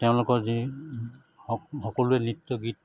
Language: Assamese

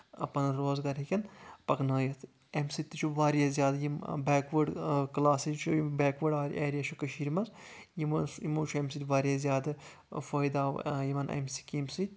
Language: Kashmiri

